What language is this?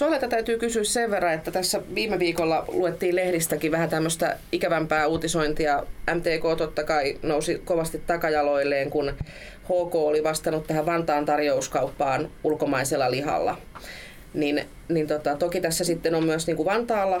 Finnish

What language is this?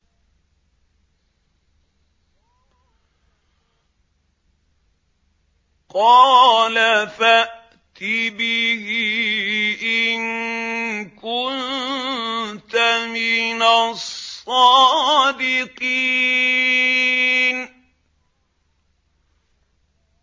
Arabic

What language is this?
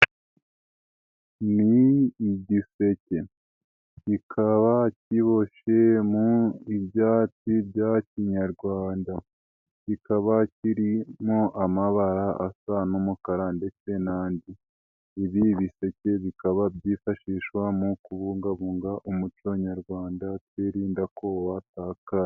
Kinyarwanda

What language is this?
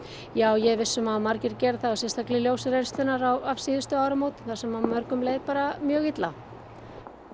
Icelandic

